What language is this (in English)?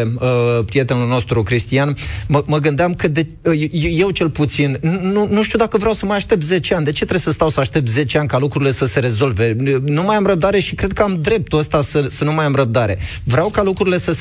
Romanian